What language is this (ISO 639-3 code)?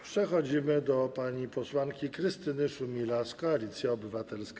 pol